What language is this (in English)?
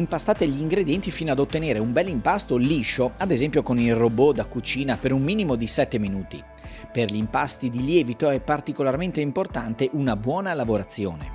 Italian